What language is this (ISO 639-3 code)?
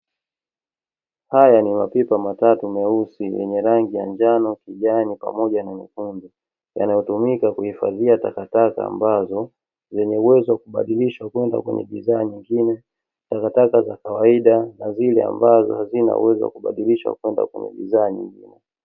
swa